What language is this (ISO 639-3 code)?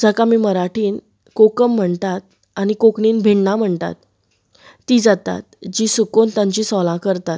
kok